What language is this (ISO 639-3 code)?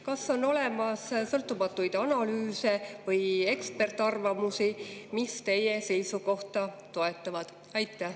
est